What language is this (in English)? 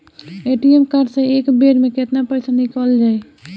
Bhojpuri